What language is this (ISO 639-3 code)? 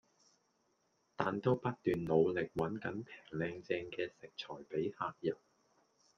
yue